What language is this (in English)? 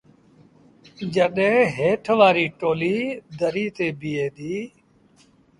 Sindhi Bhil